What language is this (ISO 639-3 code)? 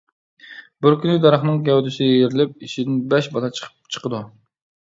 uig